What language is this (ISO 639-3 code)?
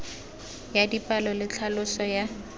tsn